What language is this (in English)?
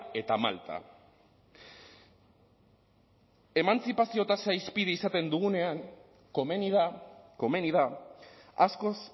Basque